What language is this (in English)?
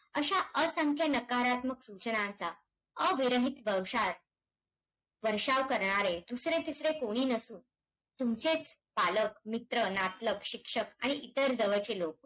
Marathi